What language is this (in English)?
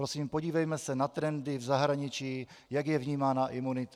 Czech